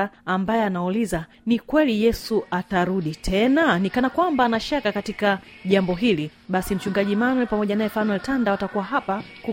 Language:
Swahili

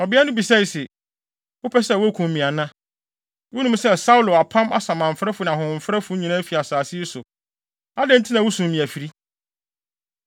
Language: Akan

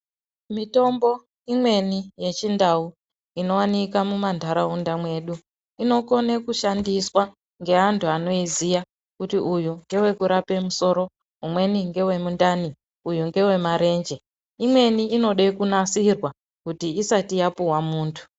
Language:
Ndau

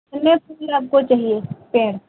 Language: Hindi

